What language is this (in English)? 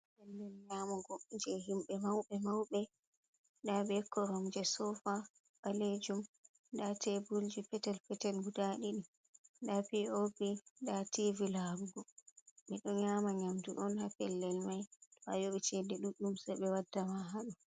Fula